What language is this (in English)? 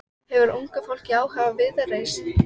Icelandic